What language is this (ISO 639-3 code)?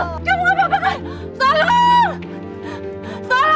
ind